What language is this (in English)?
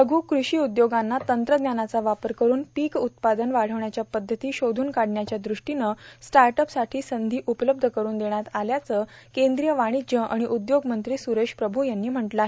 Marathi